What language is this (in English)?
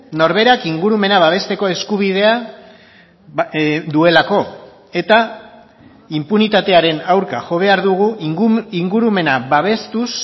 Basque